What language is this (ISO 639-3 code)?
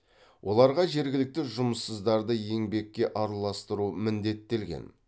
kaz